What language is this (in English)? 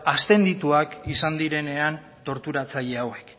Basque